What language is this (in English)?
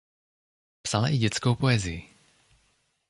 Czech